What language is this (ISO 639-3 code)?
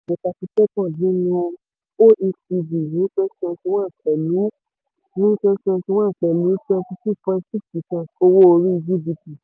yor